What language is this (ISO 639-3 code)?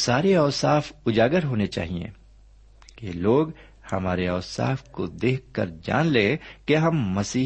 urd